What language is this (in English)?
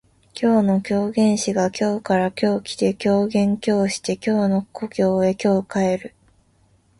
Japanese